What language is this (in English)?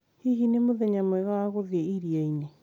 Kikuyu